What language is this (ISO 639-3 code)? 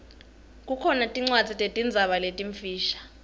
ssw